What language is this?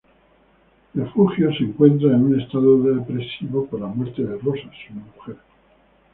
Spanish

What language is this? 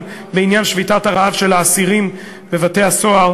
Hebrew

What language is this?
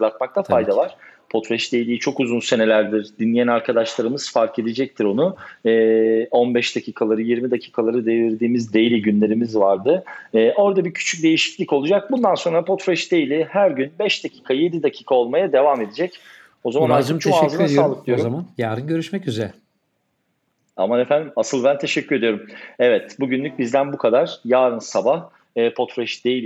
Turkish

